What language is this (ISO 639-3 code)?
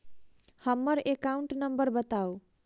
mai